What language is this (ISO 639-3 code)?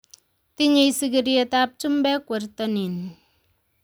kln